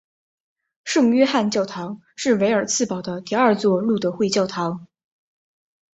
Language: Chinese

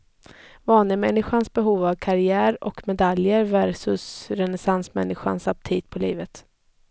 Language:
Swedish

